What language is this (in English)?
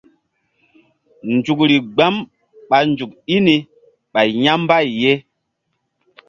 Mbum